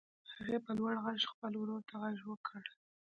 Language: Pashto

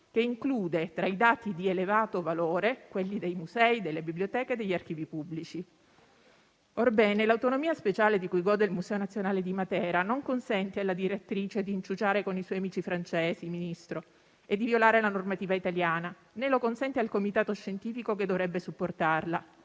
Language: Italian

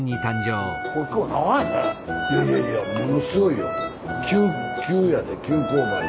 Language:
Japanese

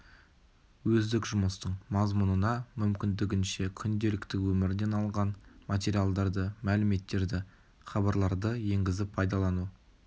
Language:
Kazakh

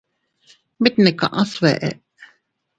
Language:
Teutila Cuicatec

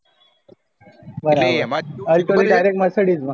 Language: Gujarati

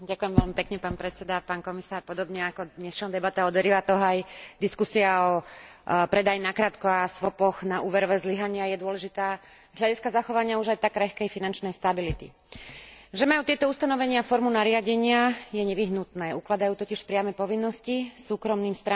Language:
Slovak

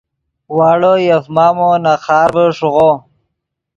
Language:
Yidgha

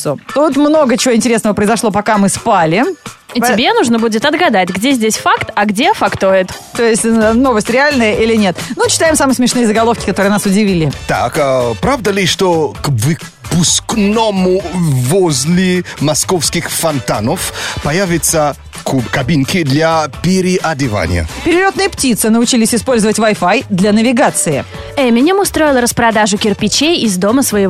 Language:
Russian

